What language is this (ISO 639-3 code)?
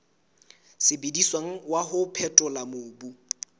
sot